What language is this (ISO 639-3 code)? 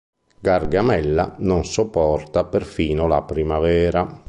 ita